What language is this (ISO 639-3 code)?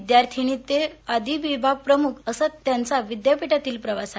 mar